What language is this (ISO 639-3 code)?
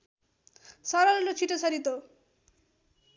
nep